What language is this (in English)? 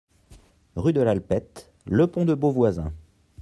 French